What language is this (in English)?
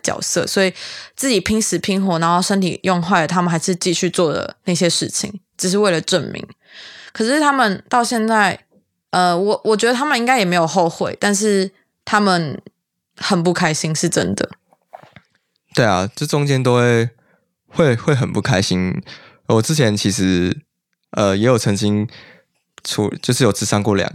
Chinese